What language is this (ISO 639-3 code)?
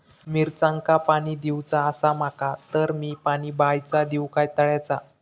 mar